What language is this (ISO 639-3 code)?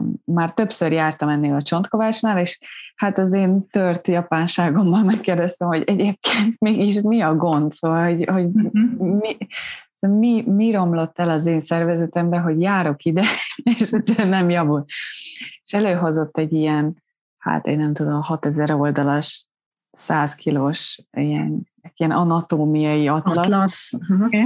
hun